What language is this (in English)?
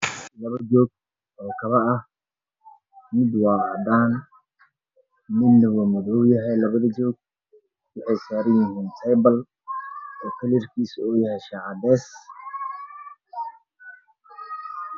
Somali